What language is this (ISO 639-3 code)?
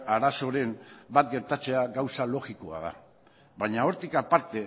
eus